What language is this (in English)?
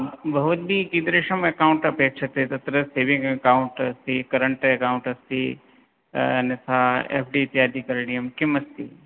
Sanskrit